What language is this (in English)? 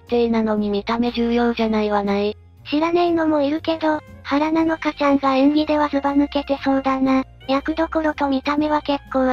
Japanese